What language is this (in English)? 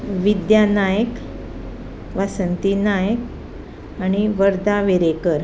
Konkani